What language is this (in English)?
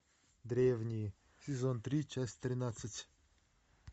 Russian